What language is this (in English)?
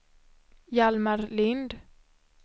Swedish